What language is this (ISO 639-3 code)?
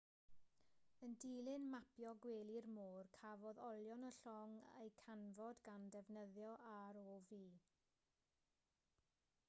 cym